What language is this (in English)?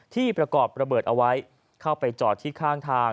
Thai